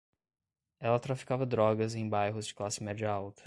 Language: Portuguese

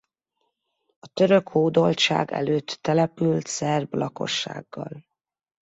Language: Hungarian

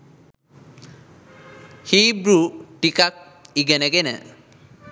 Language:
Sinhala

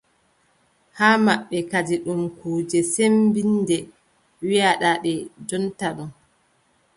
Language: Adamawa Fulfulde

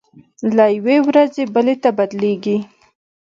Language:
Pashto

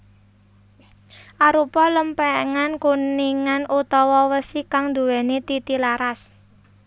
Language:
Javanese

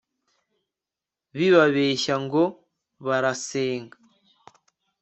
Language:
Kinyarwanda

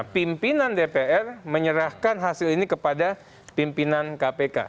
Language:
Indonesian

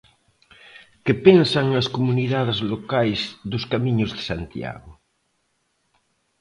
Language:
Galician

